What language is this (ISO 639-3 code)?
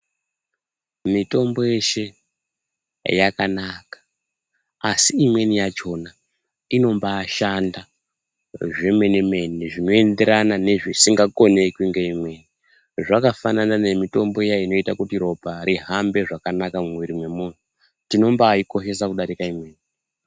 ndc